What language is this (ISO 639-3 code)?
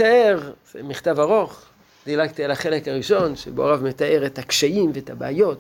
heb